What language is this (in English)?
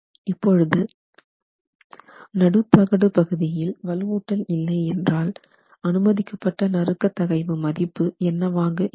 Tamil